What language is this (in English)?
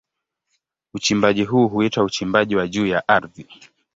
Swahili